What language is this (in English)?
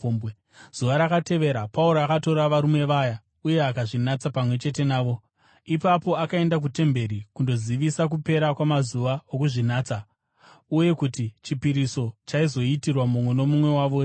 Shona